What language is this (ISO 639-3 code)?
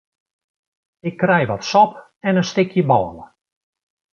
fry